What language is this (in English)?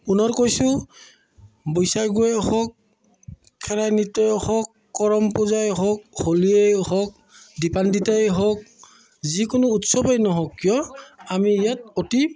Assamese